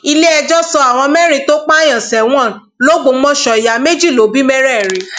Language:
Yoruba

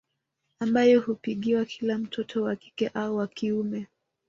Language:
Swahili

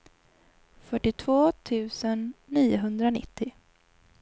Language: Swedish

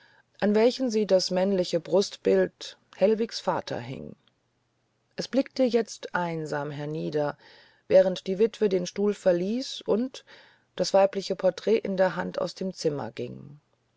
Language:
German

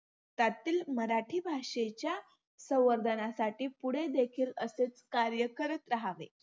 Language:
Marathi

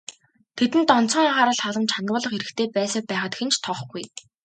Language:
Mongolian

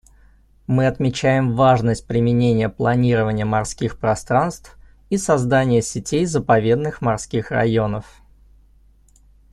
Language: Russian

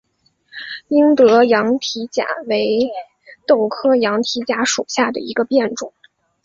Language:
Chinese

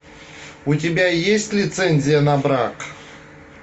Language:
Russian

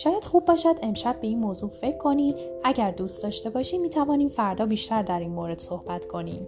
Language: Persian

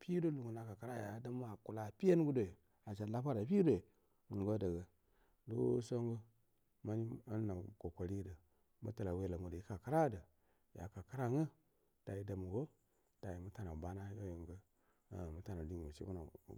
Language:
Buduma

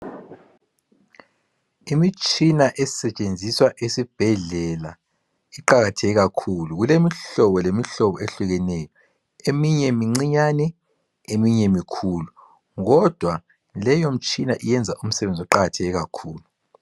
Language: North Ndebele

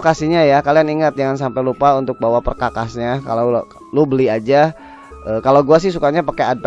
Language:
Indonesian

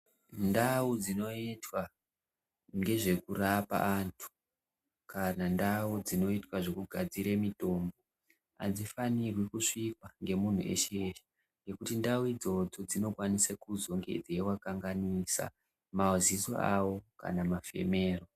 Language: Ndau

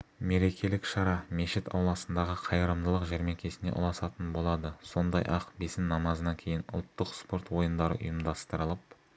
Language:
Kazakh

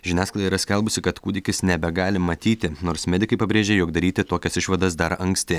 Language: Lithuanian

